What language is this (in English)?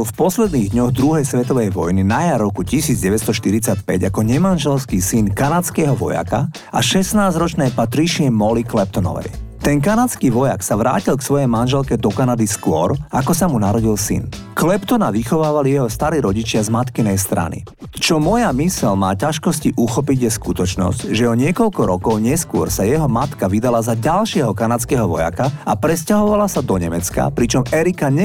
Slovak